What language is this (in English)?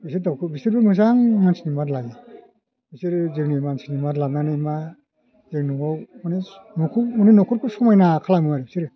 Bodo